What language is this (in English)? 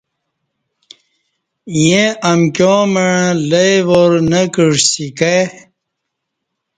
Kati